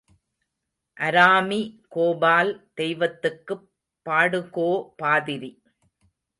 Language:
Tamil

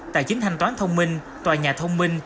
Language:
Vietnamese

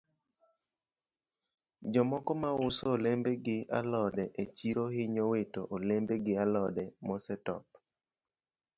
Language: Luo (Kenya and Tanzania)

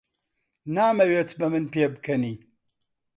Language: Central Kurdish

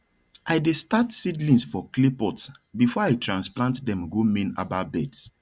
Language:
Nigerian Pidgin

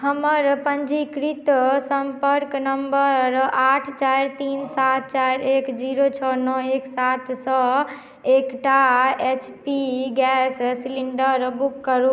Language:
Maithili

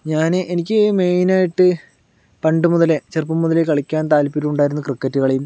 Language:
Malayalam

